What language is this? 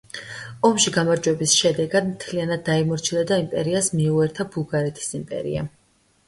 Georgian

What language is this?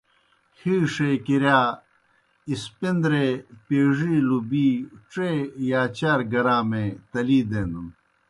Kohistani Shina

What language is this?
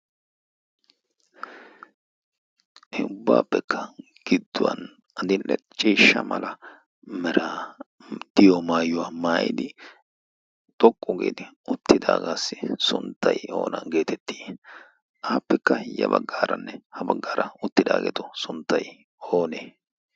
Wolaytta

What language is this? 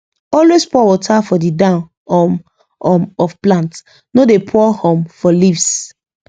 Nigerian Pidgin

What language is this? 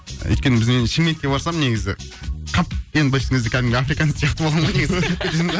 Kazakh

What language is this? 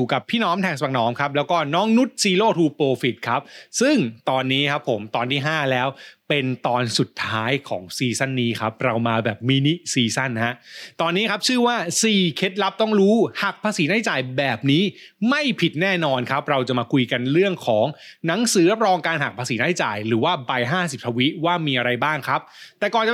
Thai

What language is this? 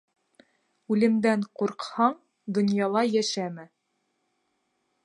Bashkir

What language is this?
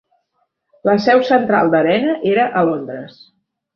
Catalan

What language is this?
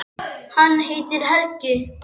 Icelandic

